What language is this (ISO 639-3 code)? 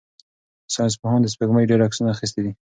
pus